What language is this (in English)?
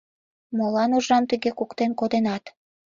Mari